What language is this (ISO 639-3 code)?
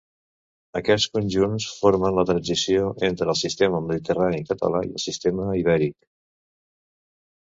cat